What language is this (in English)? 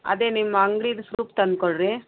Kannada